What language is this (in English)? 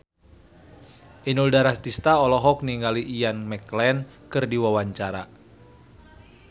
Sundanese